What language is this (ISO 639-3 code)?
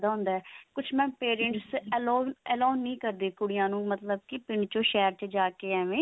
pan